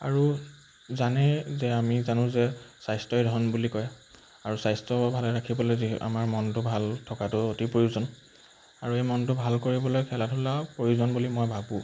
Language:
Assamese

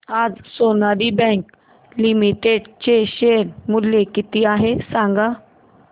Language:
Marathi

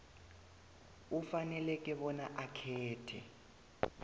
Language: South Ndebele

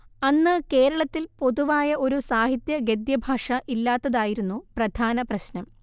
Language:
Malayalam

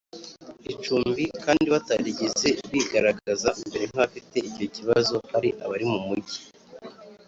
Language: Kinyarwanda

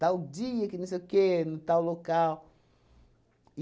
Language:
Portuguese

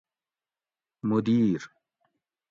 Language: Gawri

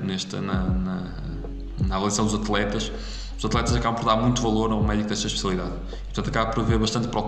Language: Portuguese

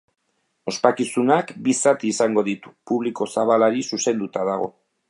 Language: Basque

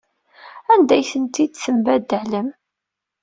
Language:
Kabyle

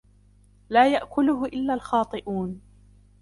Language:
Arabic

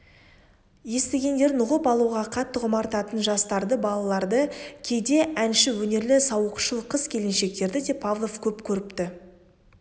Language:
Kazakh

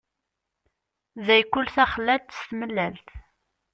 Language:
Kabyle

